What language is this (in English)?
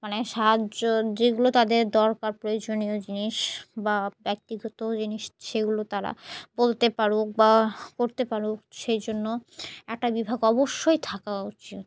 Bangla